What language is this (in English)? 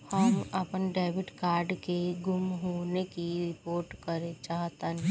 Bhojpuri